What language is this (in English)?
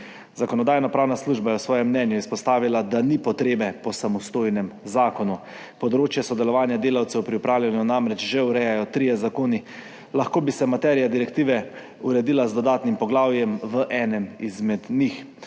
Slovenian